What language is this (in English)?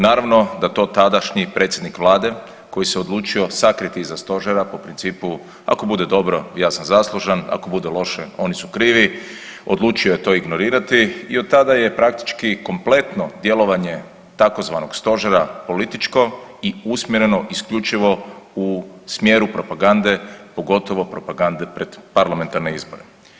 Croatian